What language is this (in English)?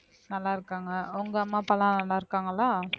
Tamil